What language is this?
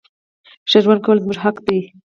Pashto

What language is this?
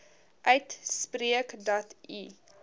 Afrikaans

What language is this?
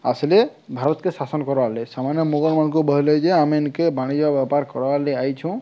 Odia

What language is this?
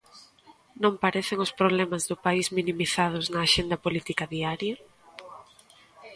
Galician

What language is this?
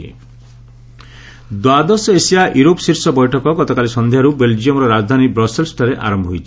Odia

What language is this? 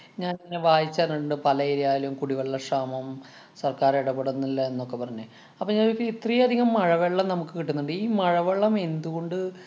Malayalam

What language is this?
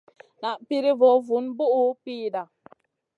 Masana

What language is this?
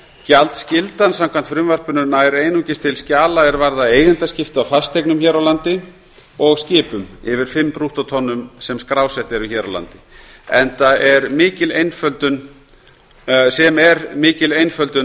Icelandic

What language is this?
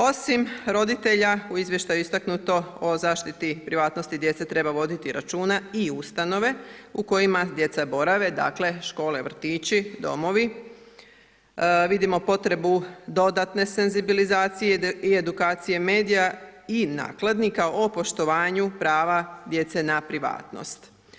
Croatian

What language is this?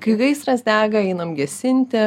Lithuanian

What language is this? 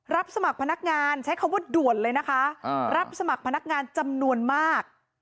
Thai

